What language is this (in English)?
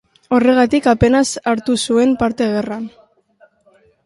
Basque